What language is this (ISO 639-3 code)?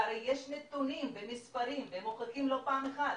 heb